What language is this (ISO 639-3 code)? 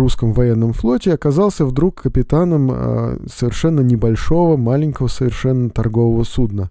rus